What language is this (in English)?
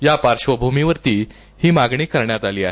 Marathi